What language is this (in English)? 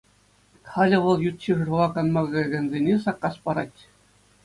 Chuvash